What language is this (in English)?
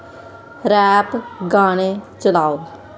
Dogri